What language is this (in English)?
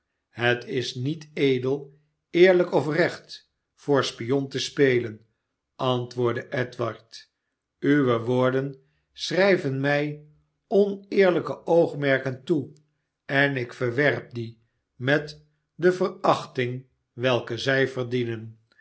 Dutch